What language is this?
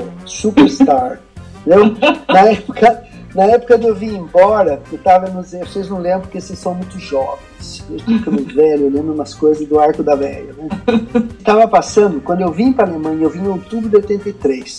Portuguese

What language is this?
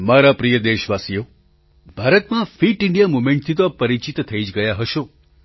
Gujarati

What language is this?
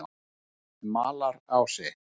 Icelandic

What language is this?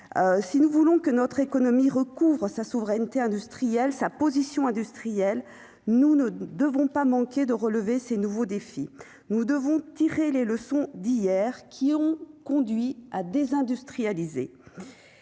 French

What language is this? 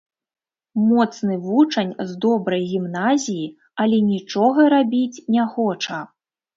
Belarusian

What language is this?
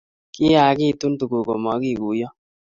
Kalenjin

